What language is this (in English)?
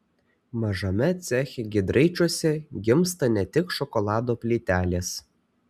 Lithuanian